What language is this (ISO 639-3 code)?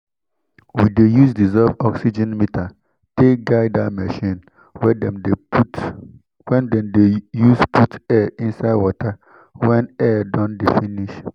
pcm